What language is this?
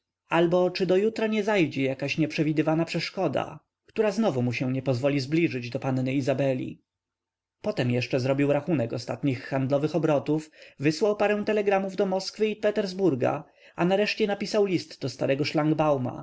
Polish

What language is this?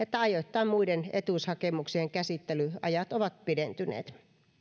Finnish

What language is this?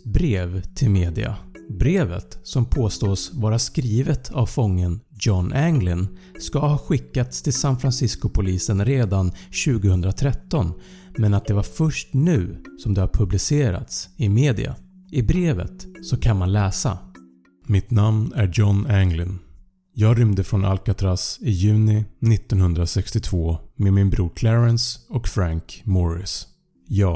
Swedish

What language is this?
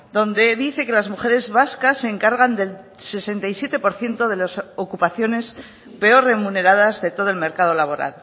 Spanish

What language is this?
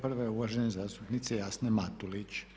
Croatian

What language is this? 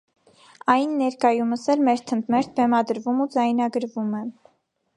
Armenian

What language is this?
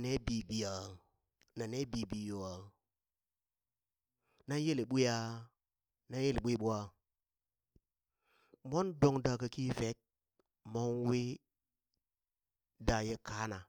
Burak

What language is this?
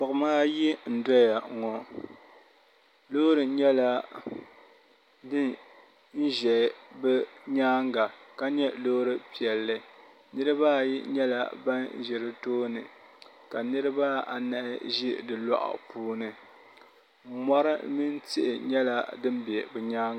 Dagbani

